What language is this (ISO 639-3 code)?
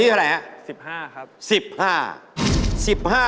tha